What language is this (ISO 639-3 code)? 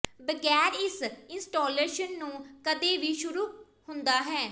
pan